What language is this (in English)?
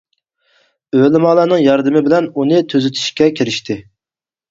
Uyghur